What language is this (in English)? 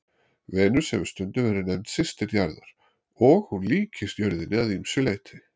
Icelandic